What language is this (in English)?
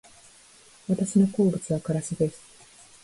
Japanese